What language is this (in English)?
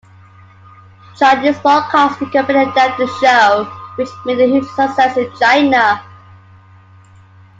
English